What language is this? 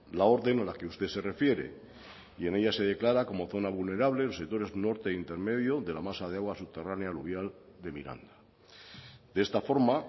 Spanish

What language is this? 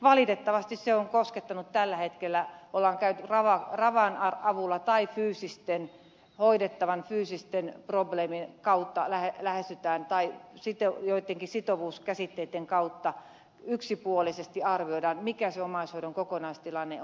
Finnish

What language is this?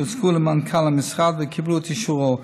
Hebrew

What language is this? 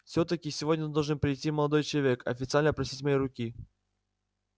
Russian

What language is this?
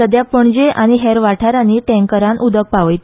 Konkani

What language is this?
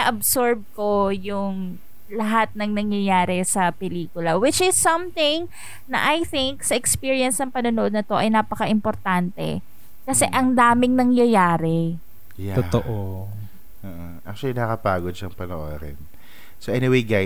Filipino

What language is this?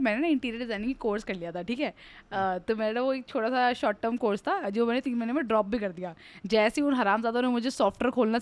Hindi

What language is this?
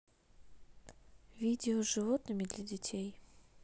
Russian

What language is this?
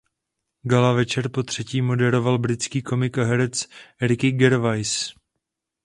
Czech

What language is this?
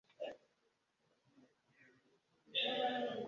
Ganda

